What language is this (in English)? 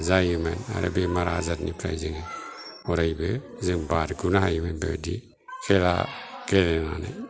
Bodo